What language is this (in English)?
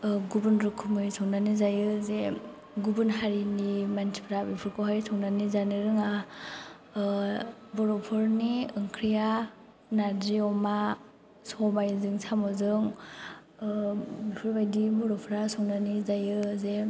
Bodo